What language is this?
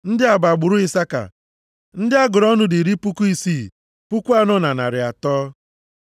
Igbo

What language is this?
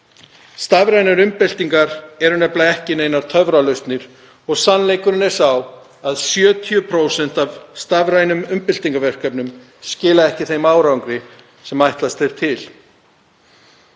Icelandic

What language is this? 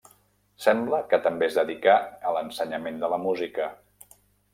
Catalan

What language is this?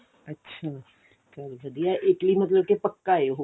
Punjabi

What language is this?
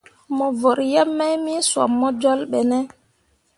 Mundang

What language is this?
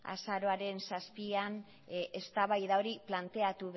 Basque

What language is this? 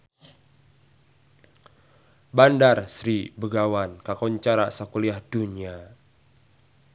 Sundanese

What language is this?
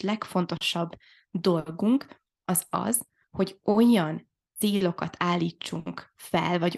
Hungarian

